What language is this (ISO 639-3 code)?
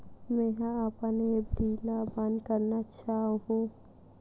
hne